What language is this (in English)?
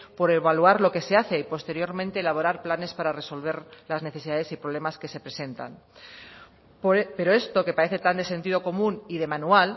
Spanish